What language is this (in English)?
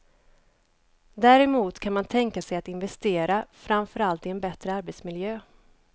Swedish